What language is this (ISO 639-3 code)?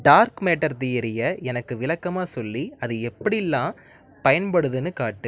tam